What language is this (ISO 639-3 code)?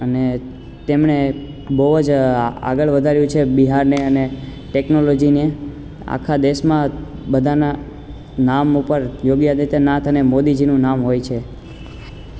guj